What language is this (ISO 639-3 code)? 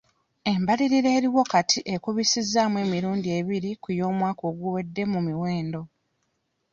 lug